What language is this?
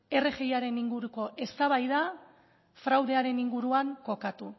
Basque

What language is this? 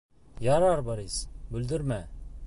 Bashkir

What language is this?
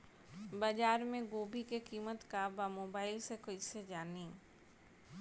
Bhojpuri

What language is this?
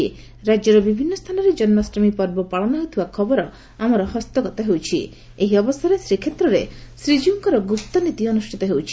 Odia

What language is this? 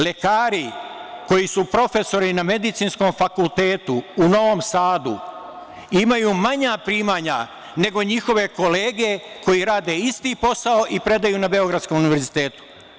Serbian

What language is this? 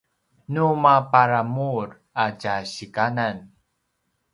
Paiwan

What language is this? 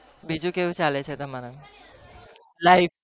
Gujarati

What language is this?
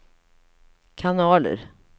Swedish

